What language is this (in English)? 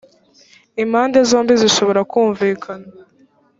Kinyarwanda